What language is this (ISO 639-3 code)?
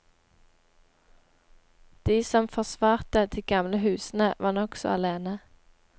nor